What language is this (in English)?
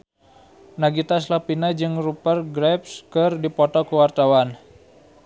Sundanese